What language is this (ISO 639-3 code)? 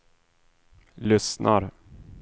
swe